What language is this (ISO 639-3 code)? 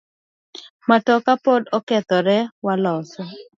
luo